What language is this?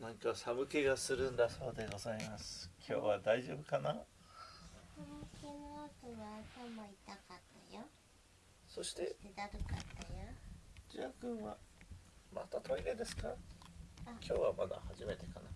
Japanese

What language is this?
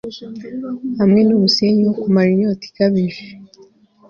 Kinyarwanda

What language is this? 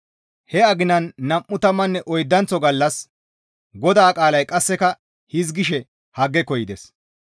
Gamo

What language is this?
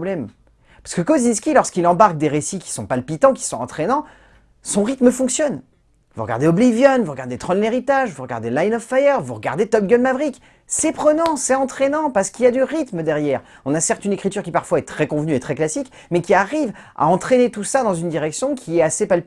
French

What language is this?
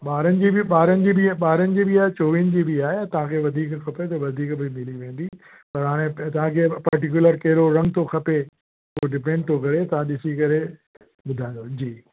Sindhi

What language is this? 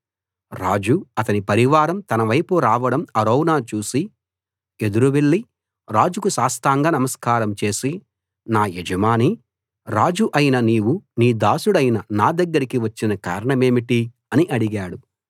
Telugu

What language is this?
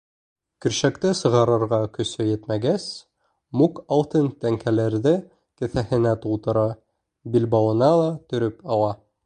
Bashkir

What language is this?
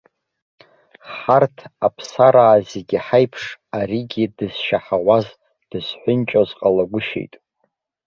Abkhazian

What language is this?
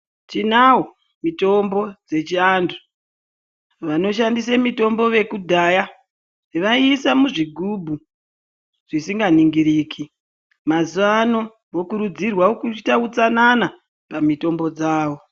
Ndau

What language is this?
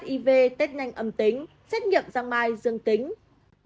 Vietnamese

